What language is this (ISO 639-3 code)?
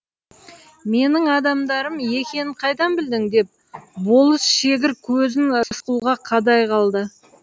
kaz